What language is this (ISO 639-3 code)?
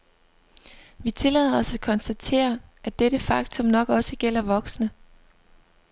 dan